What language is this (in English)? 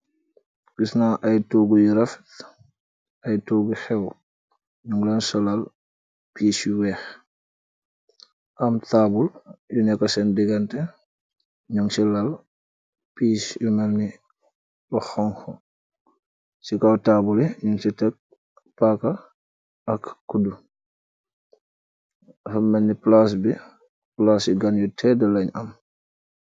Wolof